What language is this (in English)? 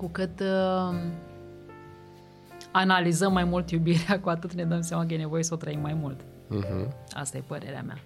Romanian